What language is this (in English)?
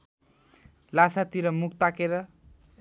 Nepali